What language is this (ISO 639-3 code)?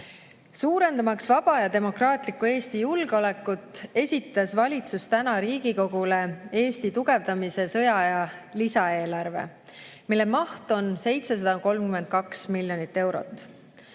est